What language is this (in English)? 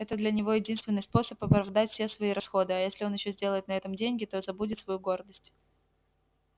Russian